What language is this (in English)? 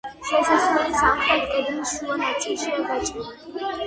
Georgian